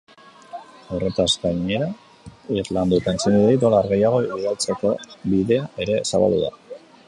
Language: Basque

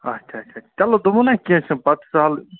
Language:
Kashmiri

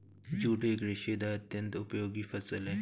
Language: Hindi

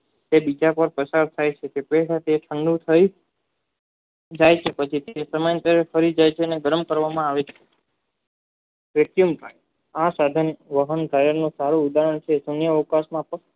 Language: Gujarati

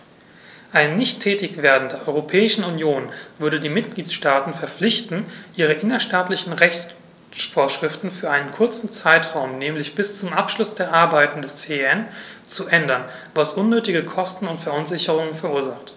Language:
German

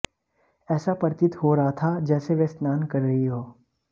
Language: Hindi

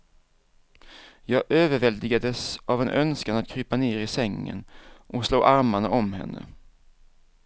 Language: Swedish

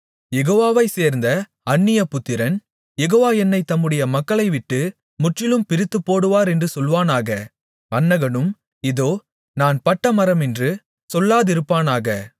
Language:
Tamil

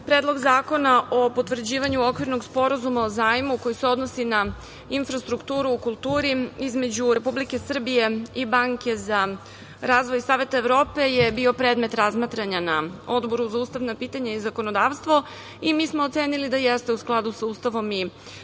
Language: Serbian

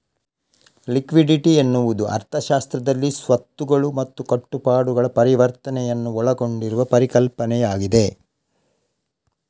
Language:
Kannada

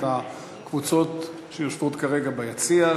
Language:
Hebrew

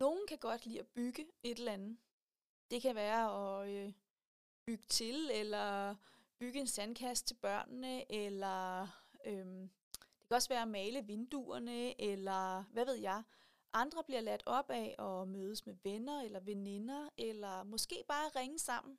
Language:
Danish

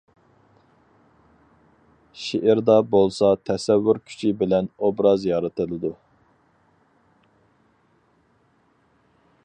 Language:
Uyghur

